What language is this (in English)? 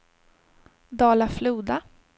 Swedish